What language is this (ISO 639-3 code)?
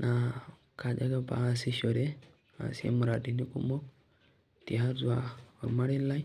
mas